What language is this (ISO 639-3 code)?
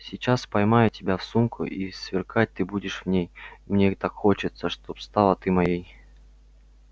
rus